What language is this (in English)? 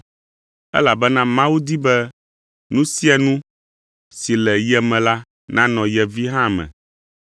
Ewe